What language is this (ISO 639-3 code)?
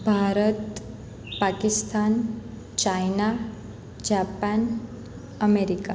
guj